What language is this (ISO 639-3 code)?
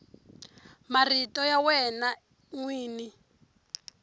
tso